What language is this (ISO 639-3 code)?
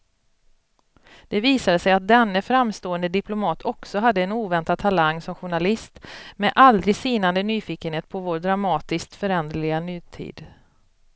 swe